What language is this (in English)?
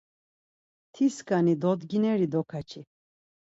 Laz